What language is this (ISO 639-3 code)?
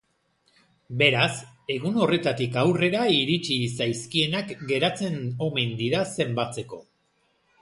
eus